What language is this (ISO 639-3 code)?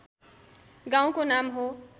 nep